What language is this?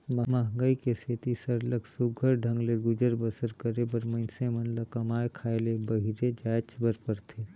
Chhattisgarhi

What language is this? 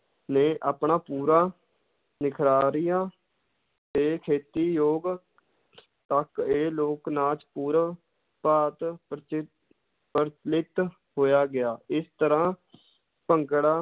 Punjabi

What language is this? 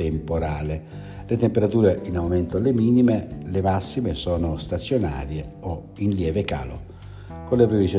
Italian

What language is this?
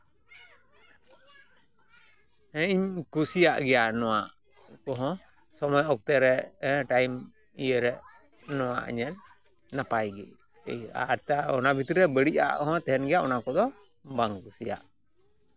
Santali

